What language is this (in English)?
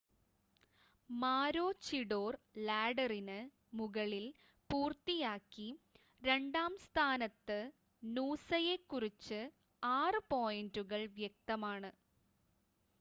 Malayalam